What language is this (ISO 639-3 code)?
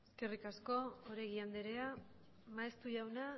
eus